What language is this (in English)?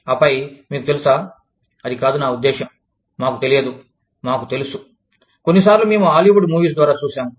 Telugu